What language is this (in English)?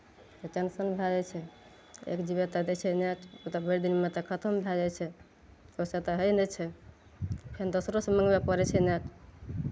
Maithili